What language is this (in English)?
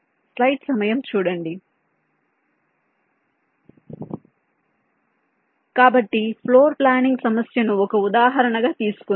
Telugu